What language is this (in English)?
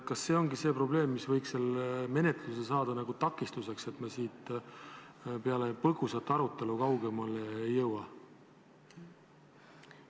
Estonian